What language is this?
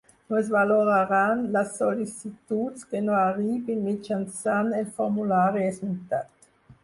Catalan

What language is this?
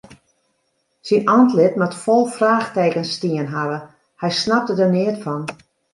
Western Frisian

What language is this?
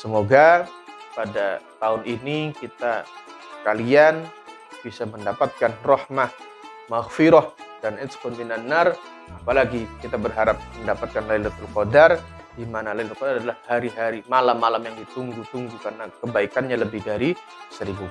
Indonesian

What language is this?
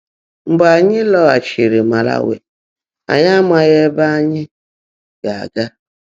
Igbo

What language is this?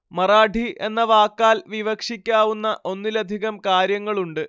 Malayalam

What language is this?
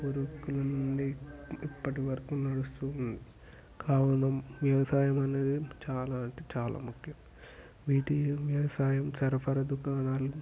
Telugu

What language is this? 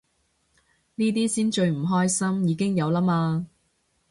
Cantonese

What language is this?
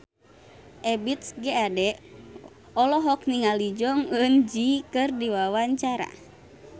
Sundanese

